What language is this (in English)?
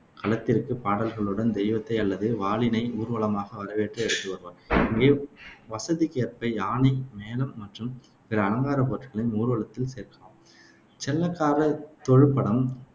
Tamil